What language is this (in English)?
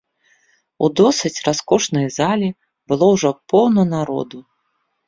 Belarusian